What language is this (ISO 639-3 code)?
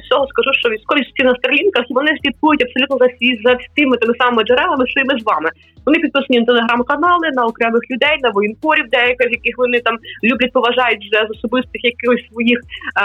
ukr